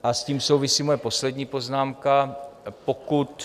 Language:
Czech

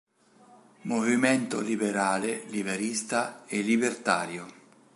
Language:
Italian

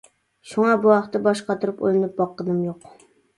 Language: Uyghur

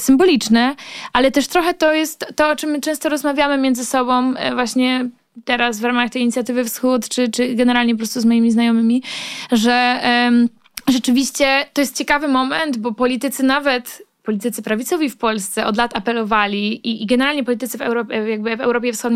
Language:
Polish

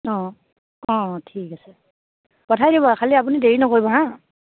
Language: Assamese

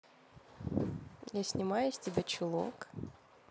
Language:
Russian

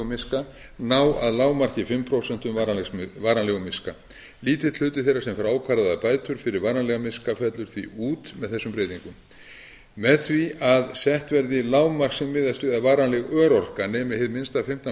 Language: Icelandic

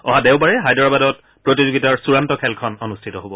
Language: Assamese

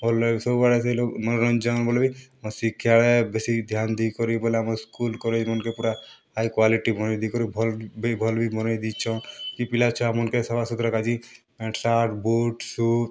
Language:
Odia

